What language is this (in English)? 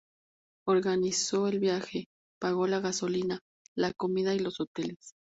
Spanish